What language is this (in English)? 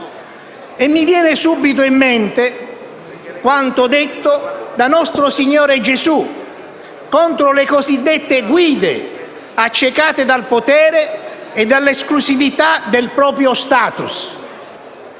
Italian